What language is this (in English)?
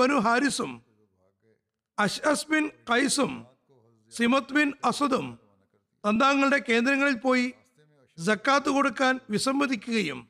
Malayalam